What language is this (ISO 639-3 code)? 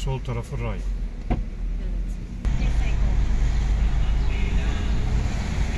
tur